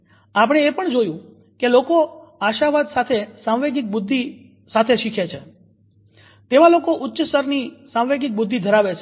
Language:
Gujarati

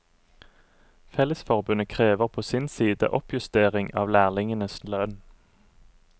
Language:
Norwegian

